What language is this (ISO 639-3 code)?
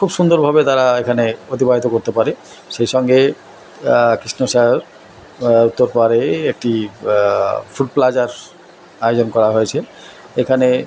ben